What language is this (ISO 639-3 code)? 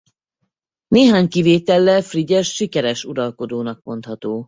hun